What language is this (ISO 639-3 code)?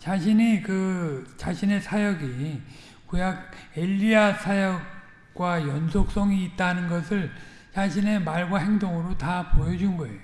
kor